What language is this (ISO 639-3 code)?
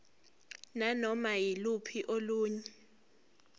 zul